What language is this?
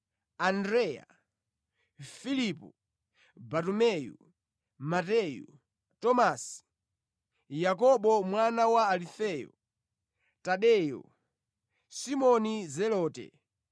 Nyanja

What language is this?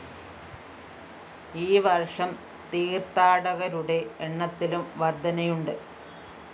Malayalam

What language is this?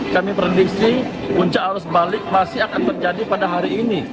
Indonesian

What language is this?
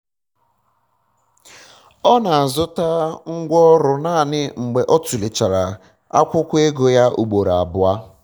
Igbo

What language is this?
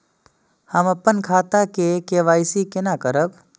Maithili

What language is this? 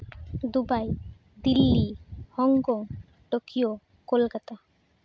Santali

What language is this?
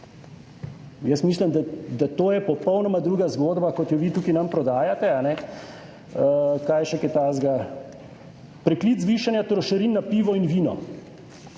Slovenian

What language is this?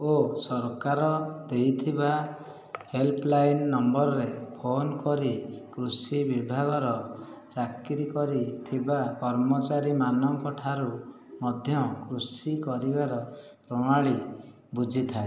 Odia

